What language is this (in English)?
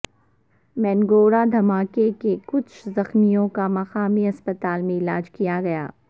Urdu